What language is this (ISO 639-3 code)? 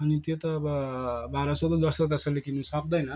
nep